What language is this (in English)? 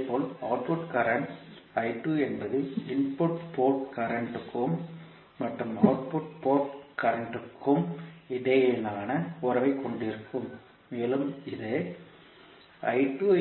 Tamil